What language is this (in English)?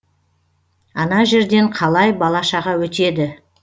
Kazakh